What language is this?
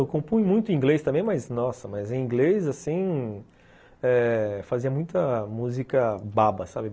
Portuguese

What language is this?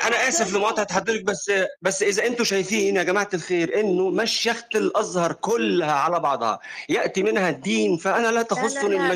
Arabic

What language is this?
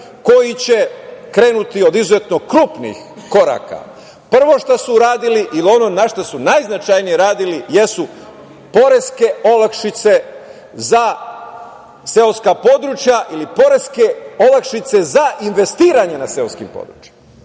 Serbian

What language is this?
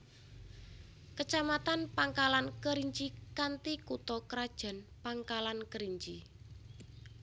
Javanese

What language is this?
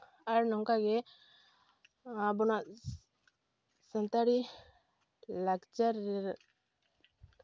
Santali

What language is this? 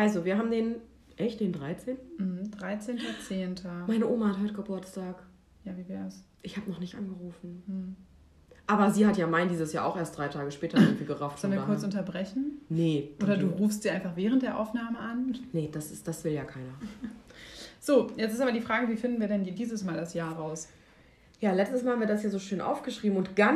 German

